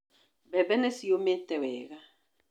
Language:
Kikuyu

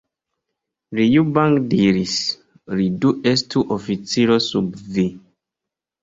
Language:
Esperanto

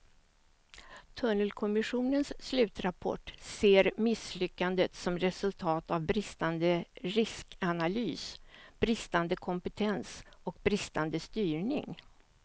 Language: Swedish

